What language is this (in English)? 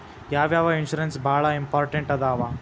Kannada